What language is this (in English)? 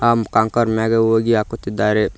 Kannada